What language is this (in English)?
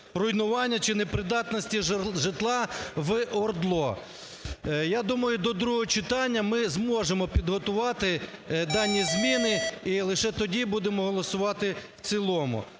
Ukrainian